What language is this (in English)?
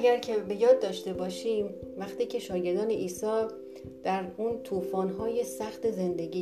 Persian